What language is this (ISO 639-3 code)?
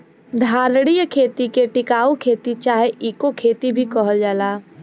bho